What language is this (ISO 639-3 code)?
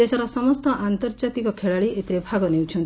ori